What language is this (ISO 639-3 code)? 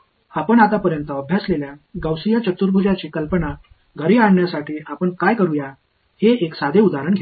mar